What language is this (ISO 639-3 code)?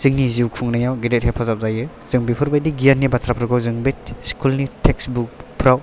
brx